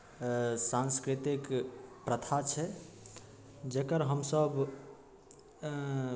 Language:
Maithili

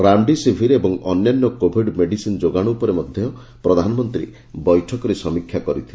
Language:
Odia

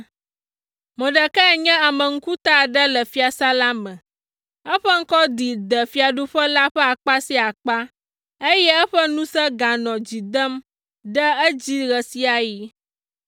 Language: Ewe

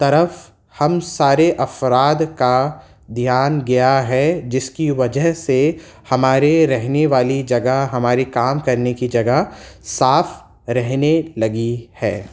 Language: Urdu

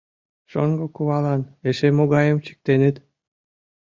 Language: Mari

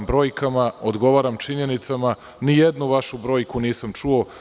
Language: Serbian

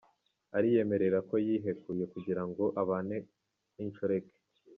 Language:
Kinyarwanda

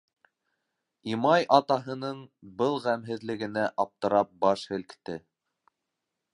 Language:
Bashkir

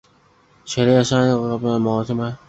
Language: Chinese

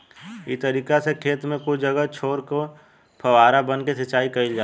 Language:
Bhojpuri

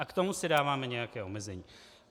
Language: Czech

